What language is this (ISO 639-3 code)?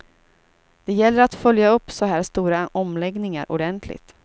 swe